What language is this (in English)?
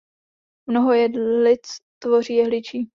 Czech